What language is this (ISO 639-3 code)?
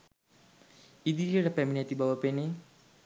sin